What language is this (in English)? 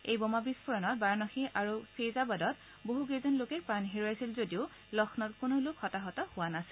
Assamese